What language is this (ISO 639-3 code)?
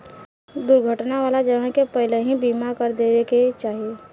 bho